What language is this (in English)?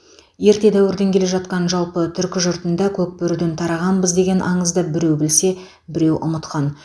Kazakh